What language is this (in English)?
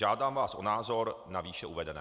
Czech